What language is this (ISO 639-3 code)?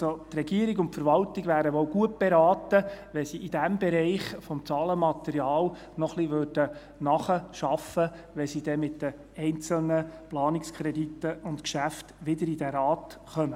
gsw